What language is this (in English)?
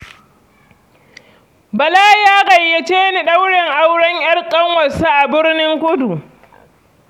Hausa